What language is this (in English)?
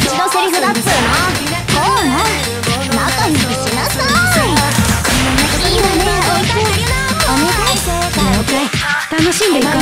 Japanese